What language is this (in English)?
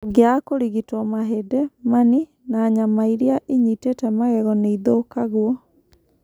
Kikuyu